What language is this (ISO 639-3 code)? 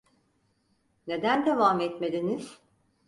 tur